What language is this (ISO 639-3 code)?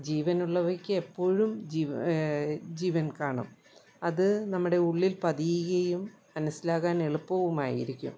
mal